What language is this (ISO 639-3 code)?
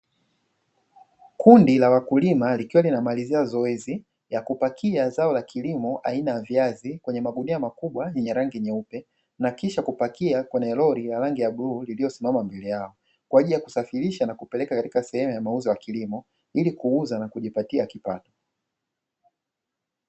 swa